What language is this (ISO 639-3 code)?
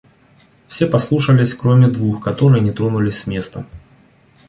rus